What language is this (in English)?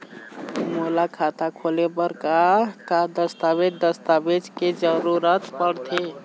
Chhattisgarhi